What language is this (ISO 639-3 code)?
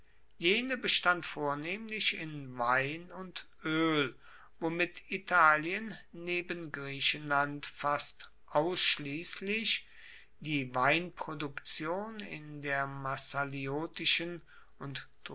deu